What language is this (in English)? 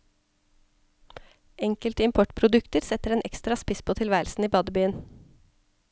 Norwegian